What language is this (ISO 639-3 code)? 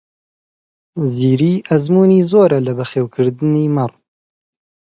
ckb